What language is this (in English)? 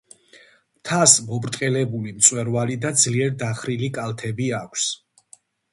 Georgian